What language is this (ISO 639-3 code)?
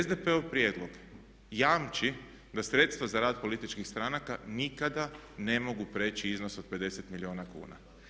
hrv